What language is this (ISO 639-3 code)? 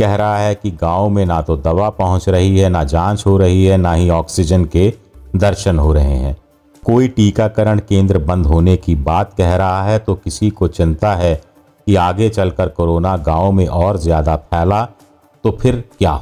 hin